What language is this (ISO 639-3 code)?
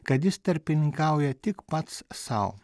lit